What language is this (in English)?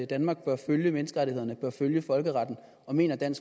Danish